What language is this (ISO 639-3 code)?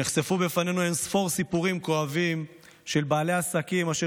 heb